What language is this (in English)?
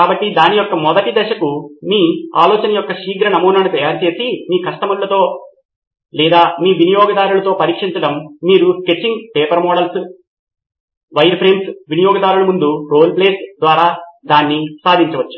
Telugu